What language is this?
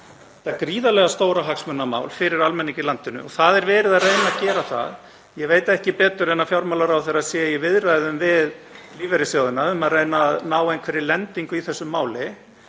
Icelandic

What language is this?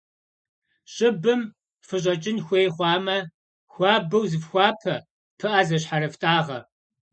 Kabardian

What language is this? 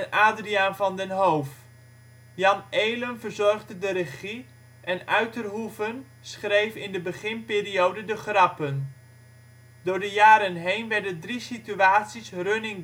Dutch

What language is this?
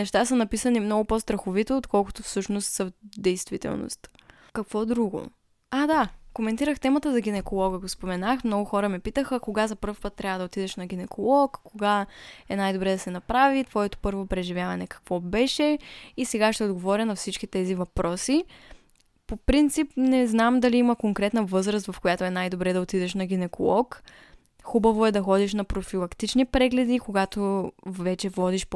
Bulgarian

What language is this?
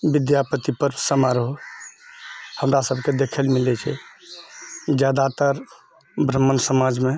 Maithili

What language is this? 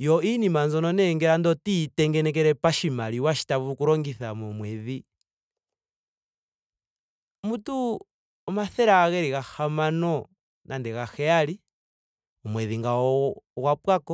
Ndonga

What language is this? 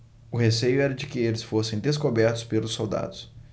Portuguese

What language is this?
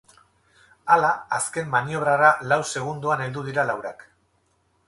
Basque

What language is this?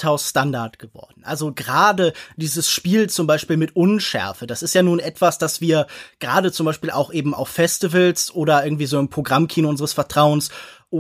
German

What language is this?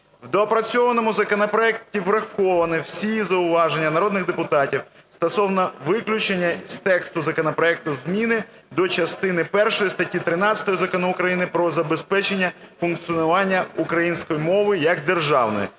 Ukrainian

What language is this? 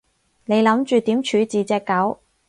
Cantonese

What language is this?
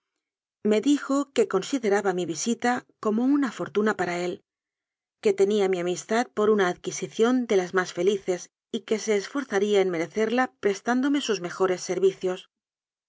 Spanish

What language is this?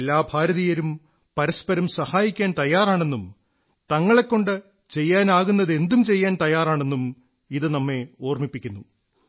Malayalam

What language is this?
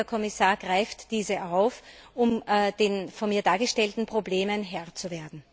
German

